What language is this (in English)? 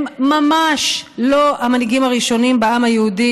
Hebrew